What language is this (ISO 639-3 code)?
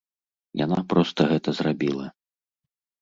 bel